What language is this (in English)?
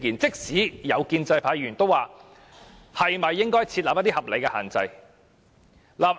Cantonese